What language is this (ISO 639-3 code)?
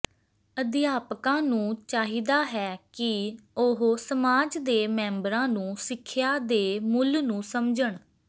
pan